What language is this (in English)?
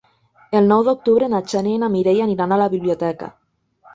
Catalan